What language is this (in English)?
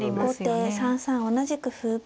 Japanese